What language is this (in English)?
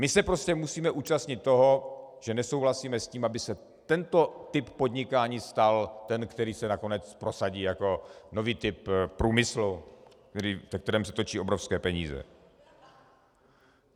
Czech